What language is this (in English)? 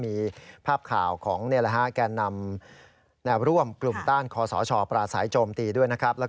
Thai